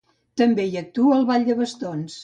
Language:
Catalan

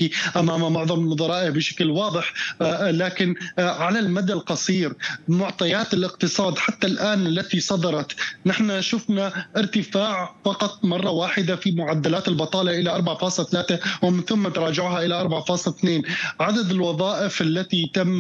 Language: Arabic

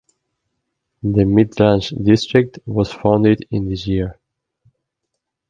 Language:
English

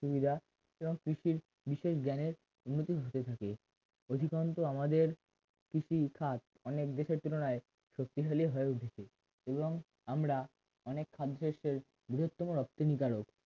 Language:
Bangla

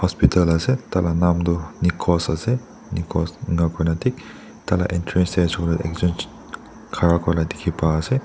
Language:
Naga Pidgin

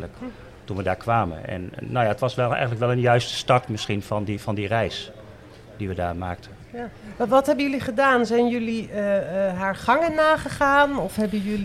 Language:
Dutch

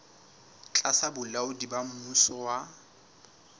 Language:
Southern Sotho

